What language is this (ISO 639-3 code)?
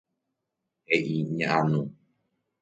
grn